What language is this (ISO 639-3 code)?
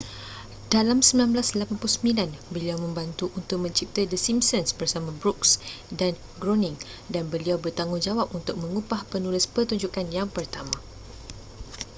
msa